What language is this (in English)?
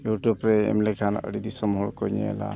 Santali